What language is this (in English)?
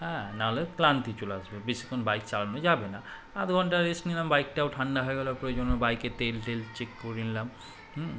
Bangla